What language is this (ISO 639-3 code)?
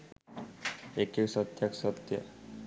sin